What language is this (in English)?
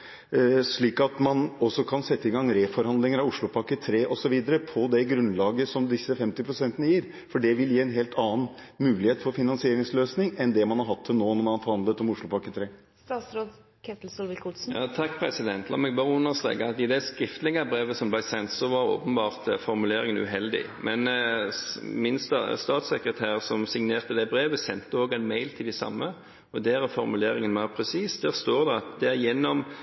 Norwegian Bokmål